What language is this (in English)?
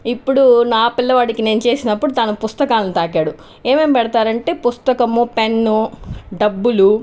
Telugu